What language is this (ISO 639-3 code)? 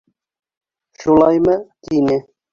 bak